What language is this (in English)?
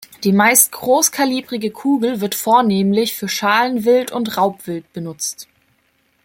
German